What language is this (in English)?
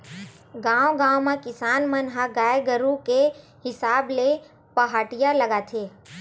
Chhattisgarhi